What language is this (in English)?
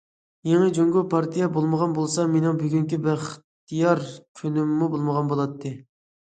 Uyghur